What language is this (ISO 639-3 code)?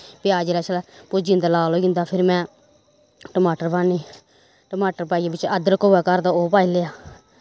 doi